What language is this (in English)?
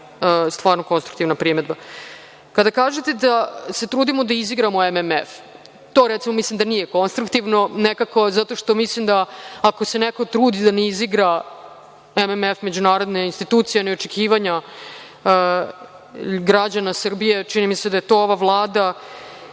Serbian